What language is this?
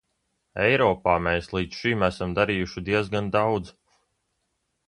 Latvian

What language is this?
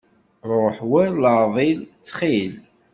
Kabyle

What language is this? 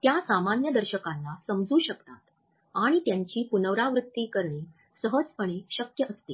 Marathi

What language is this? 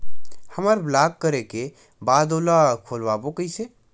Chhattisgarhi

